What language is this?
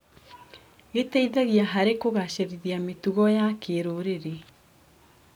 Kikuyu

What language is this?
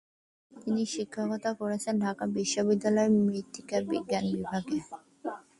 Bangla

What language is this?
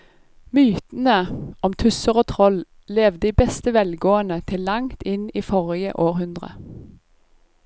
Norwegian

